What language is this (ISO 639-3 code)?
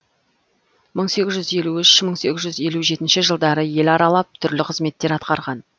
kaz